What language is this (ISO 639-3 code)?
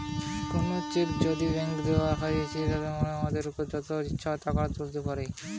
ben